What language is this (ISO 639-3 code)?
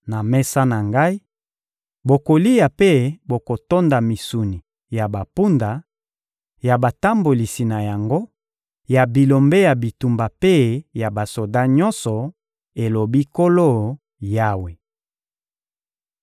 lin